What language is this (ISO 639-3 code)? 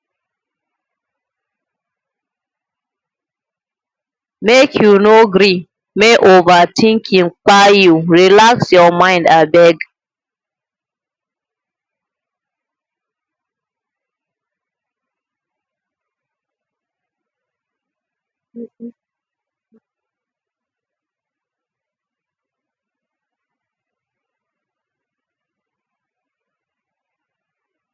pcm